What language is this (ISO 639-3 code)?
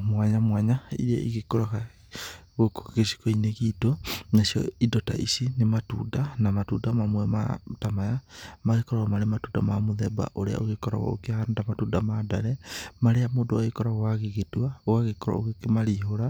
kik